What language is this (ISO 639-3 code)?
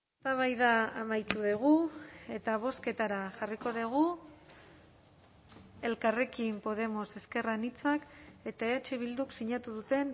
eus